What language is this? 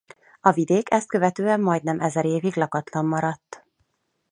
Hungarian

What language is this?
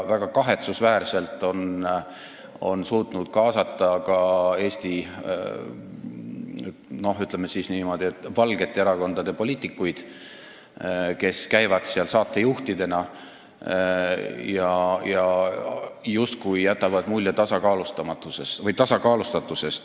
Estonian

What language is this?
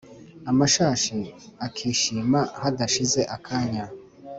Kinyarwanda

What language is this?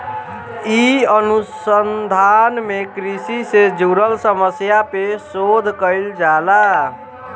Bhojpuri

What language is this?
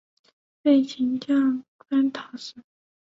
Chinese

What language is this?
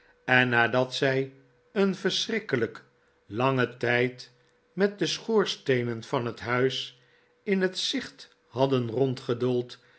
Dutch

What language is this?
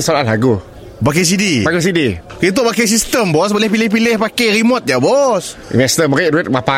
Malay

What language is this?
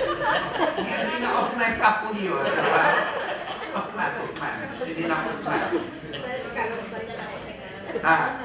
Malay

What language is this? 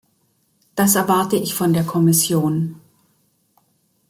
German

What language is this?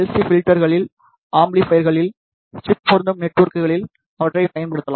Tamil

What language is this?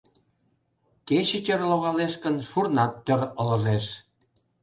Mari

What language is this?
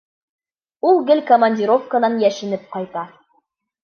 Bashkir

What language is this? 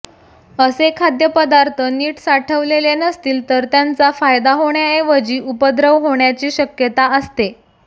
Marathi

